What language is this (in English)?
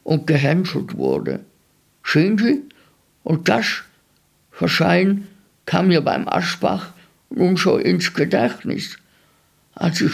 German